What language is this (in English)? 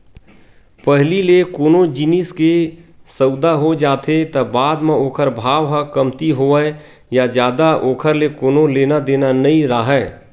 Chhattisgarhi